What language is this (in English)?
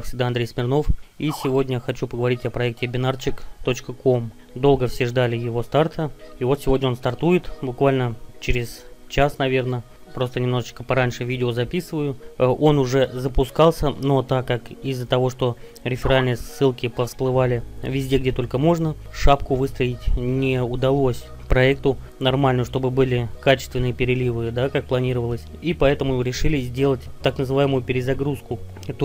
Russian